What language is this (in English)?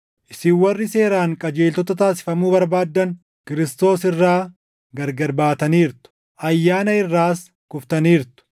Oromo